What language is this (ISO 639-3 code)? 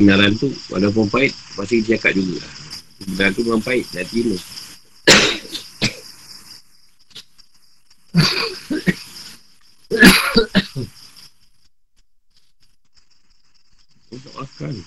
msa